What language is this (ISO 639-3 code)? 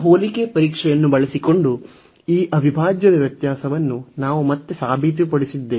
kan